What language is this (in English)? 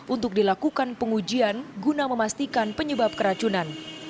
Indonesian